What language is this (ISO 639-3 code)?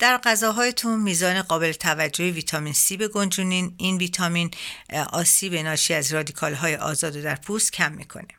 fas